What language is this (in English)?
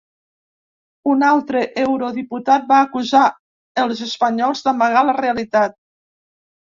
Catalan